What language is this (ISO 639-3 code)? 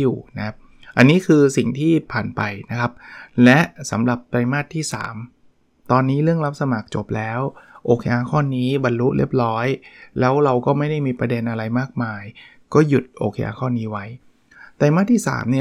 tha